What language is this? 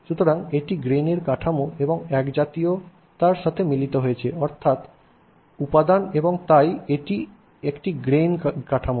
Bangla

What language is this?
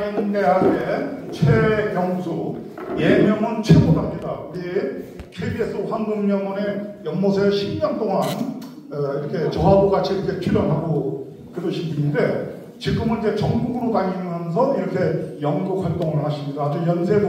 Korean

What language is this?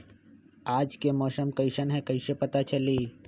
Magahi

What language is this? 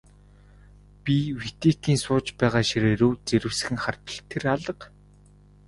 Mongolian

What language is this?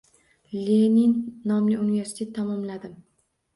Uzbek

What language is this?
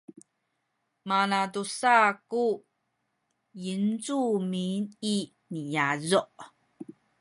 Sakizaya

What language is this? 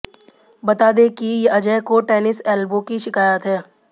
Hindi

